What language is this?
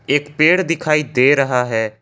Hindi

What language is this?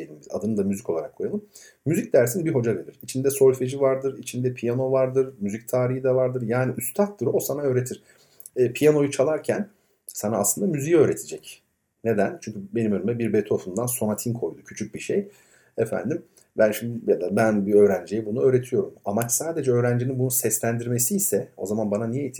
Turkish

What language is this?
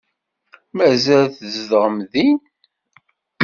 Kabyle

